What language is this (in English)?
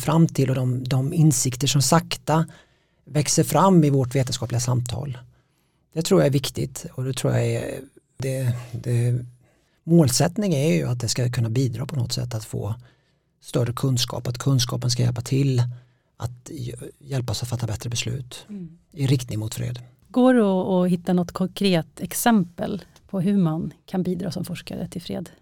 Swedish